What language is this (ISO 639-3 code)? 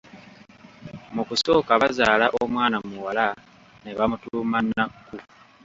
lug